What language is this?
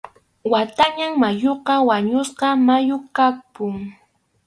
Arequipa-La Unión Quechua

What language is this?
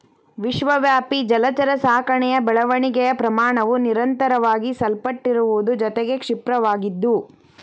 Kannada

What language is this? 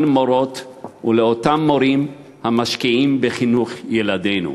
Hebrew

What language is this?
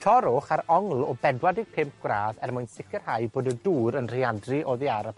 Welsh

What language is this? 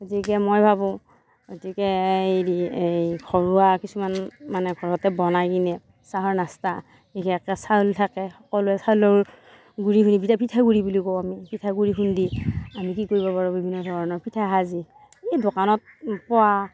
Assamese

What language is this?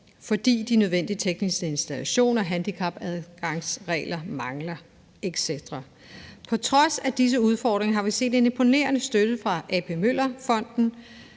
Danish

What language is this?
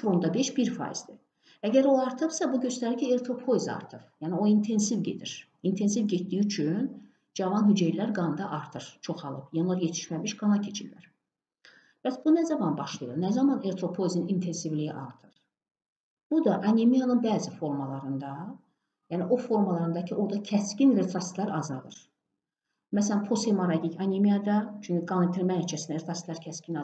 Turkish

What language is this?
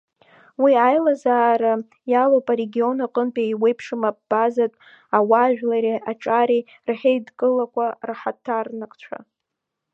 Abkhazian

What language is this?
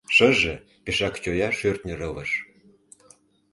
Mari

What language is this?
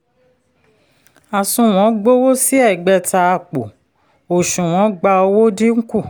Yoruba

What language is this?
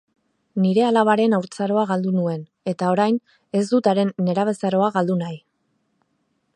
Basque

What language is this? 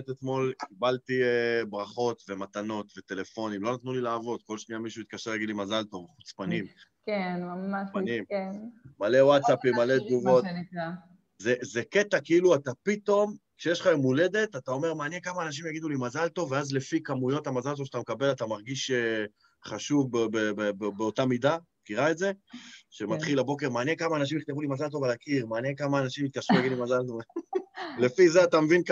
Hebrew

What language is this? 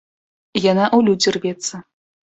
Belarusian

